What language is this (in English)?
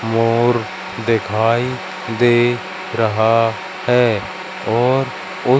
Hindi